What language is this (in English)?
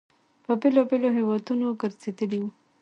Pashto